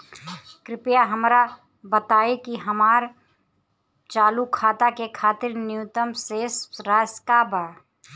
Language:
Bhojpuri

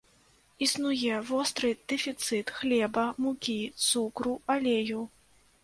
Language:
Belarusian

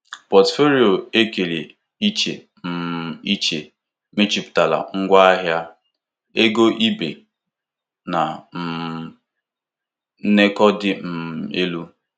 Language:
Igbo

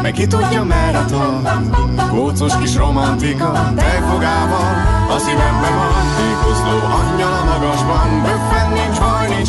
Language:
Hungarian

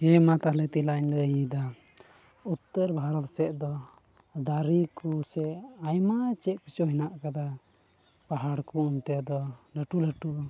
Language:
Santali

